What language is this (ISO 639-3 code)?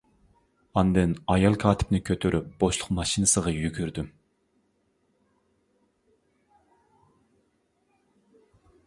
uig